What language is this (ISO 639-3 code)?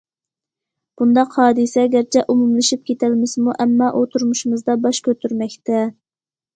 uig